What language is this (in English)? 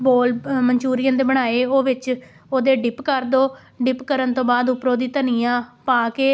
Punjabi